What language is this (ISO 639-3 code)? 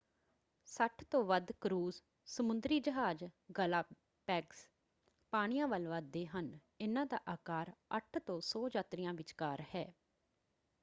pan